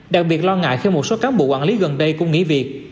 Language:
Vietnamese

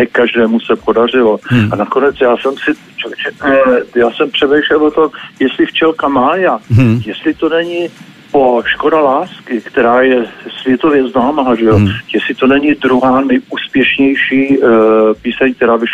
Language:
Czech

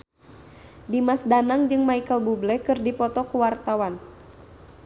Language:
Sundanese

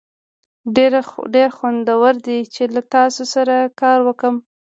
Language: Pashto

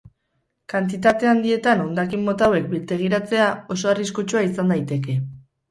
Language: Basque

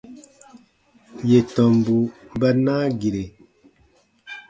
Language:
Baatonum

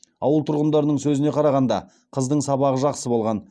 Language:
Kazakh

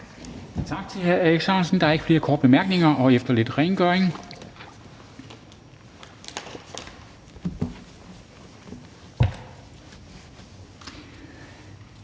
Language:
Danish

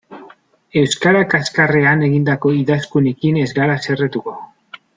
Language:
Basque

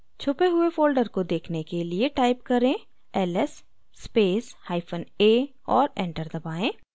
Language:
Hindi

